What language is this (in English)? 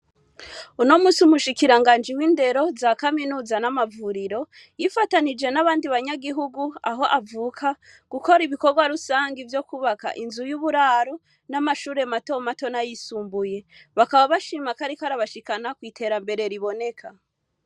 Rundi